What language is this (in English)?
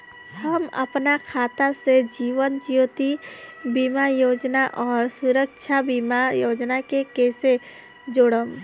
Bhojpuri